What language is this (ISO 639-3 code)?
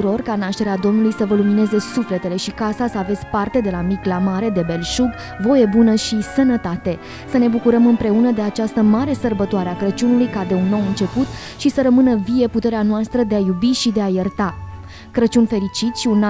ron